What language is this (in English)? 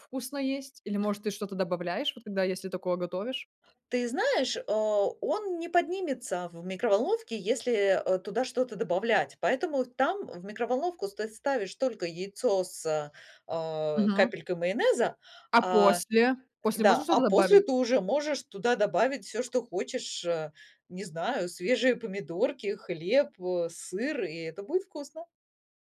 Russian